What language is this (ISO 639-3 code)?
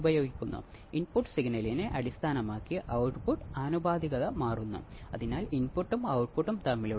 mal